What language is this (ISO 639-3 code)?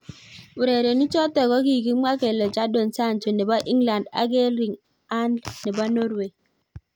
kln